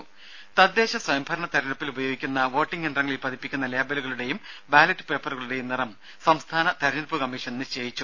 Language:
Malayalam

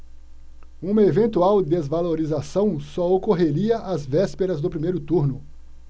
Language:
Portuguese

